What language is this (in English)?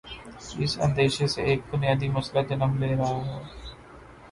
Urdu